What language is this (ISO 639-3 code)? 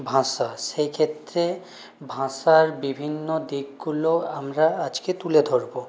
ben